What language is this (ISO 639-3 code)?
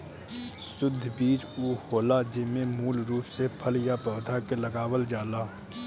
bho